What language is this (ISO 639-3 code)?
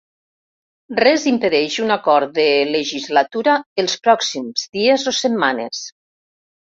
cat